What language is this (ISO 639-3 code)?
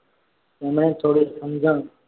guj